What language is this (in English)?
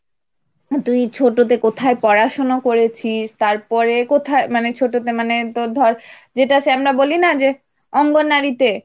Bangla